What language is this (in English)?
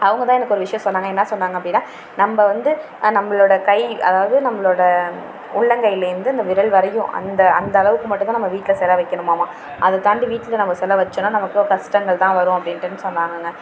Tamil